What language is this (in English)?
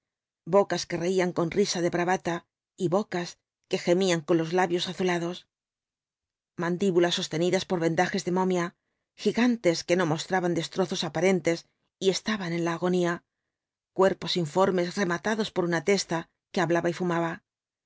Spanish